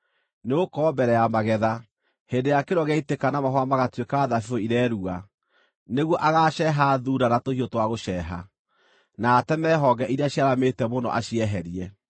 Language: Kikuyu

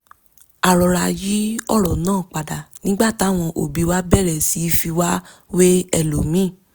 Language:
Yoruba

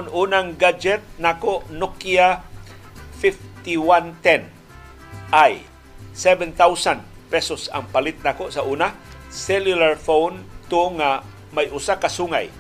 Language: Filipino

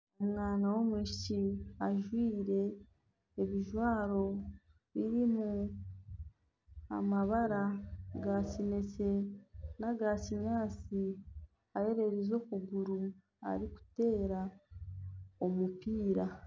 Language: Nyankole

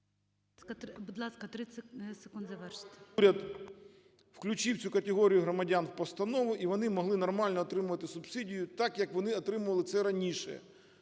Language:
Ukrainian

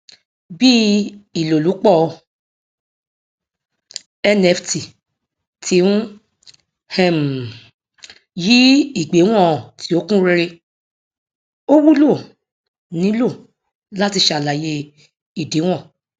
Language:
Yoruba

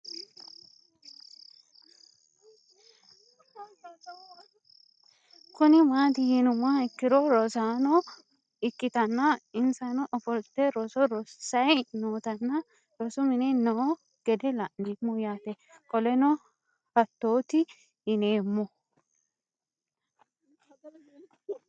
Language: Sidamo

